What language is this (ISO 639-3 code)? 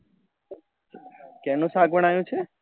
guj